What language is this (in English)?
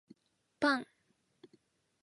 Japanese